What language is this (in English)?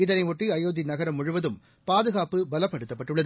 Tamil